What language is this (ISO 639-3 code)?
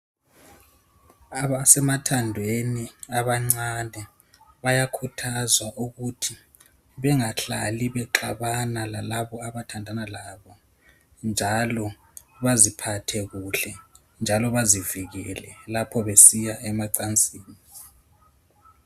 nde